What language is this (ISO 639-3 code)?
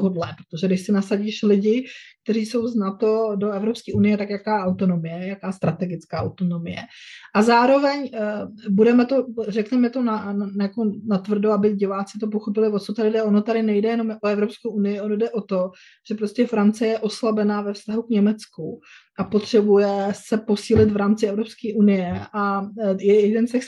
ces